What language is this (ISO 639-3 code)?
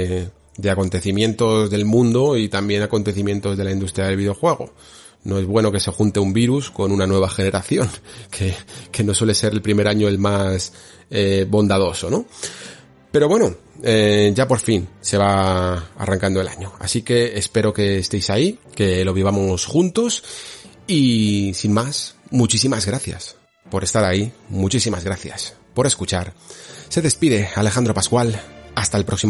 spa